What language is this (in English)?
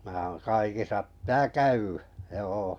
Finnish